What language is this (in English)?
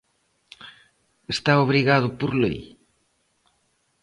Galician